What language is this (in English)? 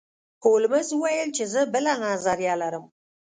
Pashto